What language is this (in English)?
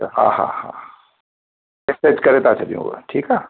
Sindhi